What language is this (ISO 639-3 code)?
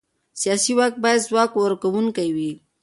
pus